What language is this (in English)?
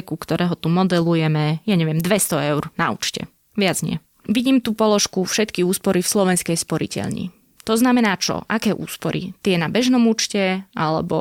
Slovak